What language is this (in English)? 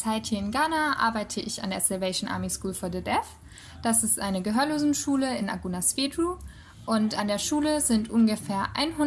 German